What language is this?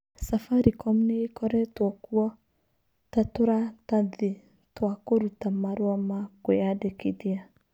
Kikuyu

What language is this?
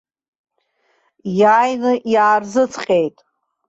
Abkhazian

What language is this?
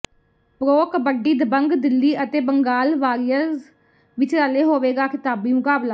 Punjabi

